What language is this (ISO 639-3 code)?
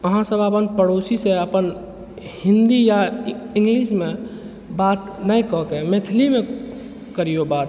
mai